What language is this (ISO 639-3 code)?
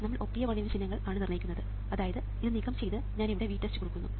mal